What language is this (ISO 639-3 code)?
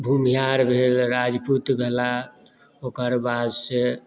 mai